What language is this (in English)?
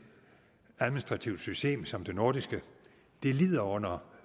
Danish